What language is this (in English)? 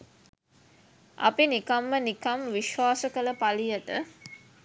Sinhala